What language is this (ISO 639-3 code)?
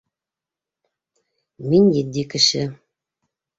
bak